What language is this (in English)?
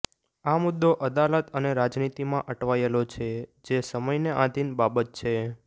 Gujarati